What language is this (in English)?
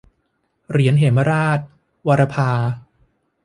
Thai